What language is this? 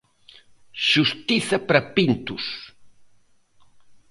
Galician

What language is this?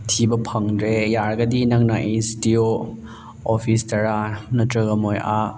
Manipuri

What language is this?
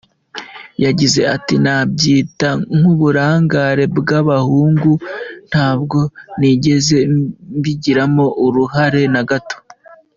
Kinyarwanda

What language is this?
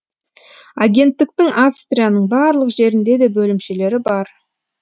Kazakh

